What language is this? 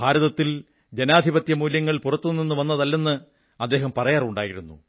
Malayalam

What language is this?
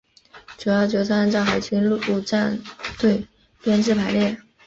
Chinese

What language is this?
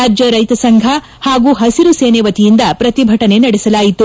Kannada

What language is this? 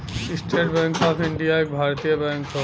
Bhojpuri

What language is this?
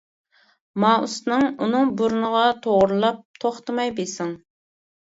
Uyghur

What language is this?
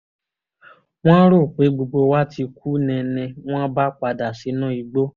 Yoruba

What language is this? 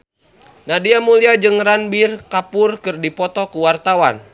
Sundanese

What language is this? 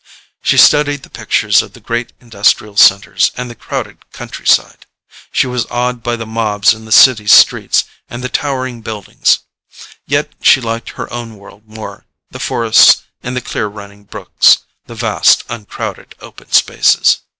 English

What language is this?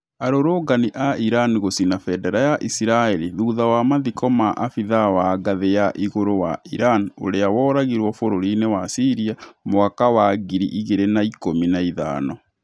Kikuyu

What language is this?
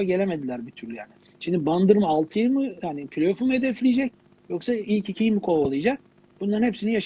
Turkish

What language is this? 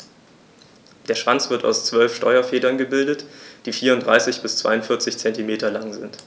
German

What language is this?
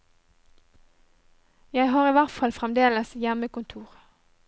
Norwegian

